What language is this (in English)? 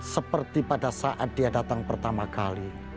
Indonesian